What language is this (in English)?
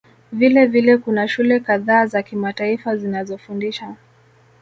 Swahili